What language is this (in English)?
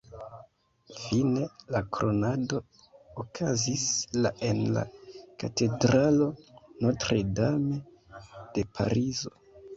Esperanto